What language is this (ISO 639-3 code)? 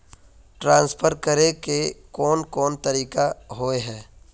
mag